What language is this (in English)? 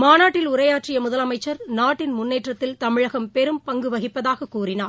Tamil